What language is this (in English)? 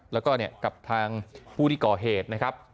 Thai